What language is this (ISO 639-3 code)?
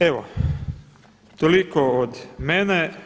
hrv